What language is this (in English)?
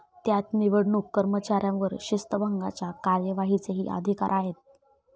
Marathi